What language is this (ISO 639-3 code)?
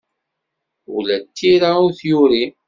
kab